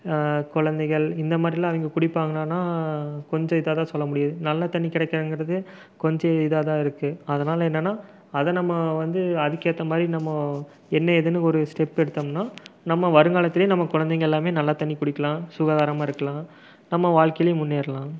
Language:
Tamil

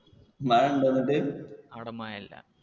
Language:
Malayalam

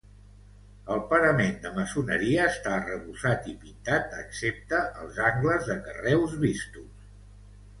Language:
Catalan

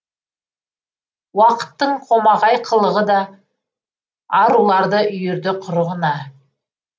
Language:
Kazakh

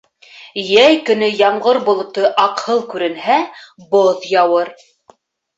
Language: Bashkir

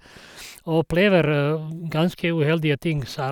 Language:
Norwegian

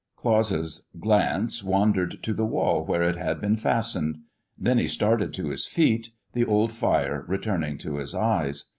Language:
English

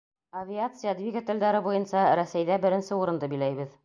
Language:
Bashkir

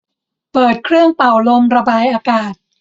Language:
Thai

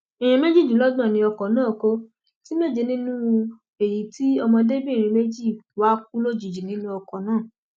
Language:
Yoruba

